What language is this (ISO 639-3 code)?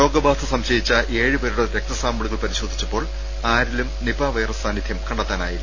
mal